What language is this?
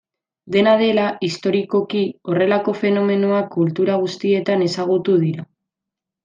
Basque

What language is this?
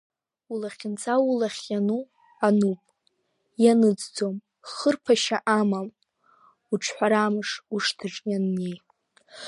Abkhazian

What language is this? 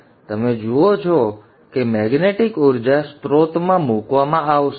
Gujarati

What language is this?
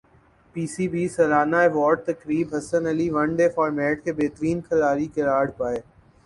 Urdu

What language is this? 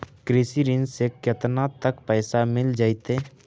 Magahi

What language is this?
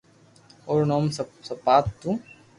Loarki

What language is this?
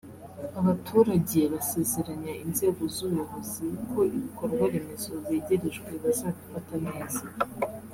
Kinyarwanda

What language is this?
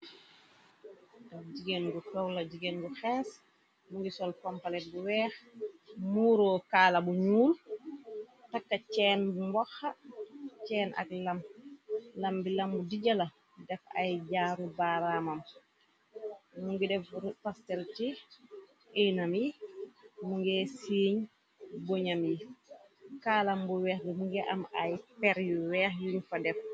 Wolof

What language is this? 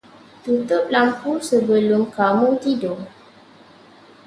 Malay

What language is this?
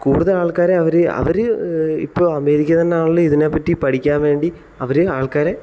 Malayalam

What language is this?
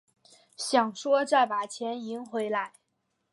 Chinese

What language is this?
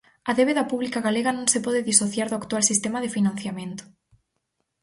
Galician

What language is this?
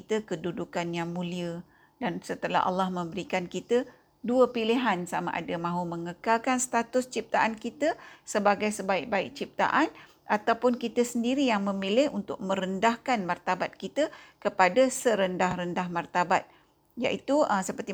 Malay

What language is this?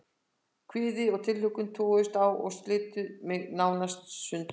Icelandic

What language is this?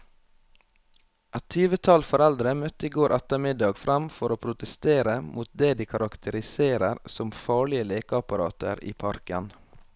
Norwegian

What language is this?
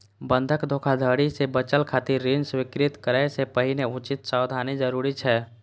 Maithili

